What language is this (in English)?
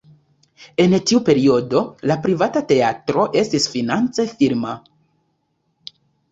Esperanto